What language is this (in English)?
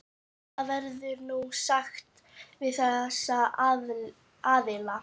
Icelandic